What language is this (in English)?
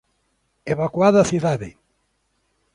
Galician